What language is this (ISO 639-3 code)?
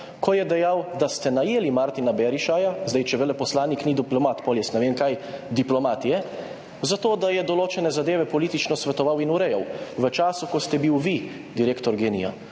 slv